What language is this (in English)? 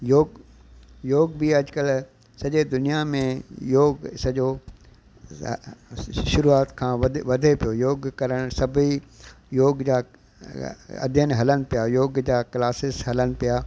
Sindhi